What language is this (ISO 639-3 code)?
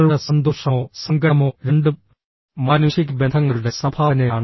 mal